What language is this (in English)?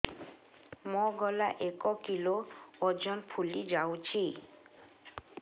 Odia